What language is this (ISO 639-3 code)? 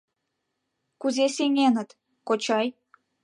chm